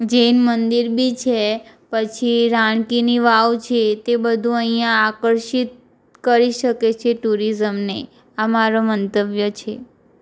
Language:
Gujarati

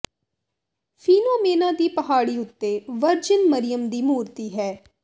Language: Punjabi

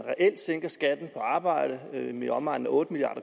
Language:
Danish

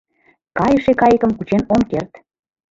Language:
Mari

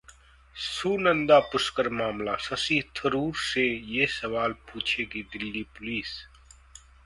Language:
Hindi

